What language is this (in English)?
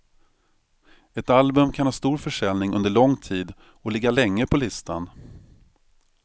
Swedish